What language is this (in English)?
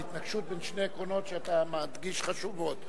Hebrew